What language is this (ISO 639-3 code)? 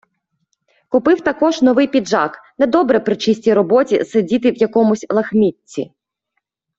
ukr